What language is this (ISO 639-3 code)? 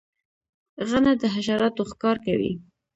pus